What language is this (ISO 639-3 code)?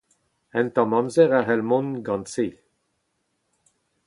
bre